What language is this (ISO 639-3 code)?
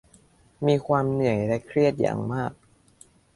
tha